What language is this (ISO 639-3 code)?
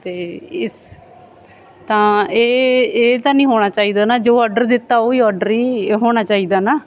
pan